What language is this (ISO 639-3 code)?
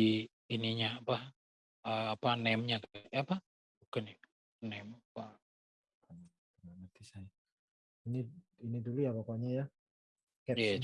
ind